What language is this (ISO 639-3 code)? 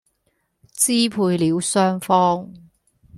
yue